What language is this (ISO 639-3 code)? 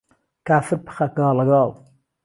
ckb